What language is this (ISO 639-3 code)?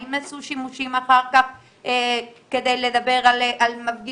heb